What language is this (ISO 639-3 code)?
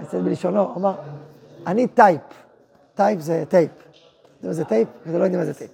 heb